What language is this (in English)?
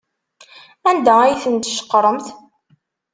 Kabyle